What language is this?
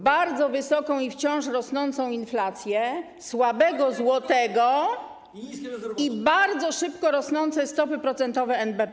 Polish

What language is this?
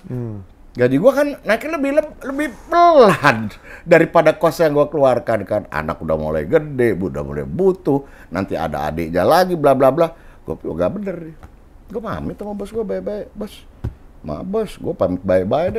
Indonesian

